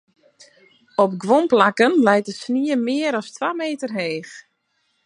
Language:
Western Frisian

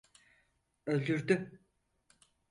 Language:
Turkish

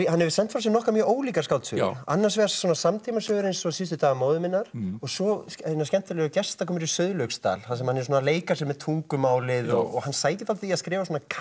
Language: Icelandic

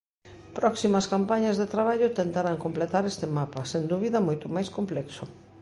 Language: Galician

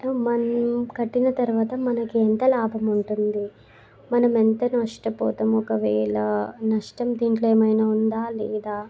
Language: Telugu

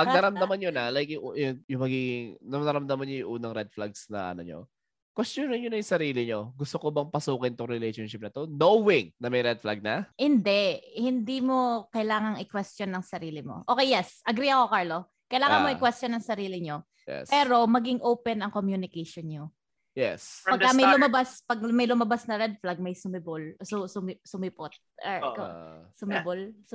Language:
Filipino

